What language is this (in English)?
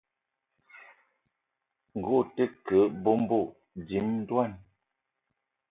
Eton (Cameroon)